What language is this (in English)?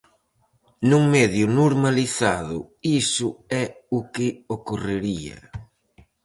Galician